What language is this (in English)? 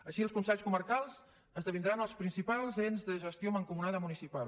Catalan